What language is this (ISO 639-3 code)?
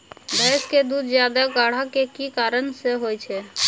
mai